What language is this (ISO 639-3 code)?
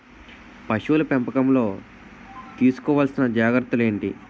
tel